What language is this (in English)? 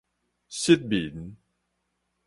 Min Nan Chinese